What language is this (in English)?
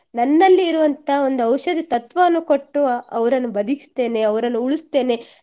Kannada